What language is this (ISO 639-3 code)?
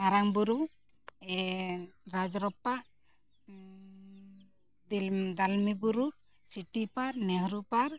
sat